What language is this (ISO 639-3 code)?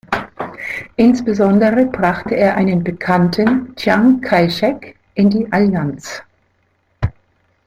deu